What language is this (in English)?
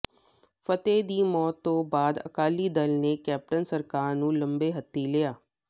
Punjabi